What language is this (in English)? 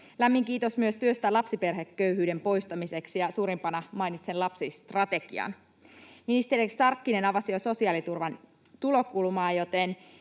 Finnish